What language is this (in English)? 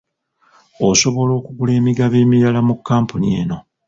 Ganda